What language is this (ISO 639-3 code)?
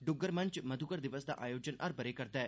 doi